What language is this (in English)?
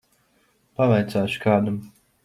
Latvian